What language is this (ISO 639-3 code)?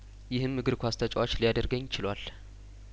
amh